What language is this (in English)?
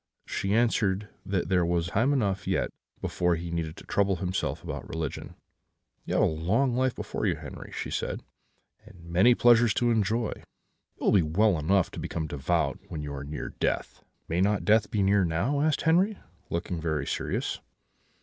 English